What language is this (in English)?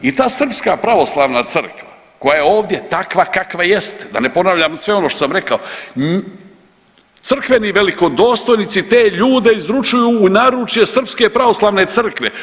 Croatian